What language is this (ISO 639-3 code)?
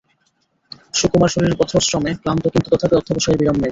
ben